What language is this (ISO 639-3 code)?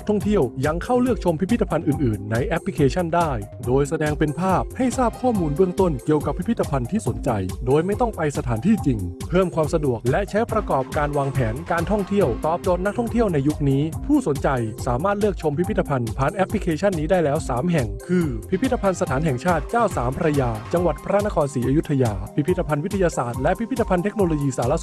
tha